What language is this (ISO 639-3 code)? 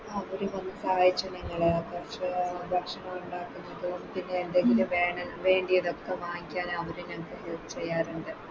mal